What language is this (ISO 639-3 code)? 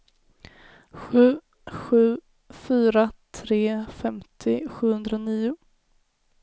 swe